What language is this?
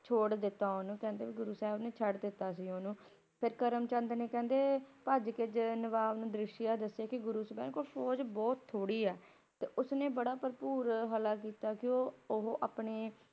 Punjabi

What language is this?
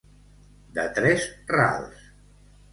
Catalan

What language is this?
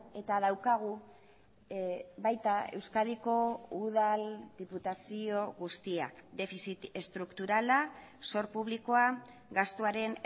Basque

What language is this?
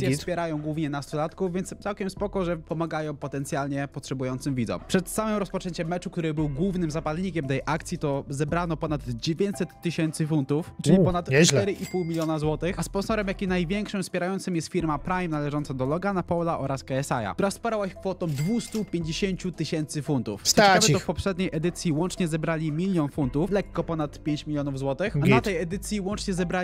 Polish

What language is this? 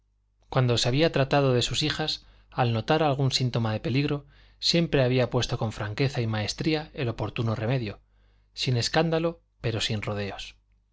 Spanish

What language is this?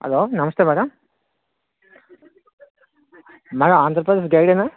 Telugu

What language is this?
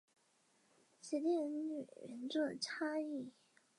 Chinese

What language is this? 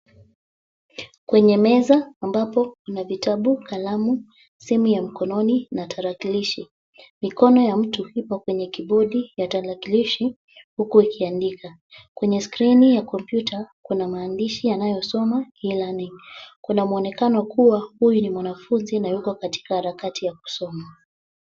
Swahili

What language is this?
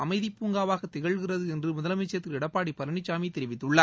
Tamil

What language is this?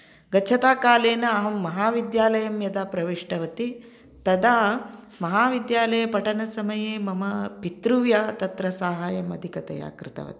Sanskrit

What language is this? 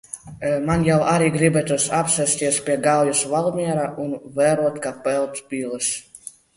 Latvian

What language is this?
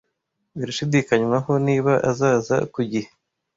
Kinyarwanda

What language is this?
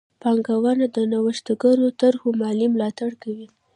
Pashto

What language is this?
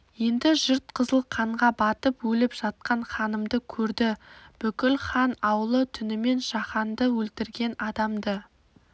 Kazakh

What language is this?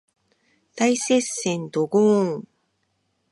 Japanese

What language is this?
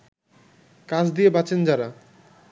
Bangla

